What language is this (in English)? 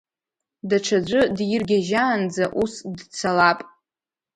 Abkhazian